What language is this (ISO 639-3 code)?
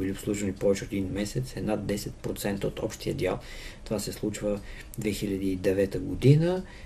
bul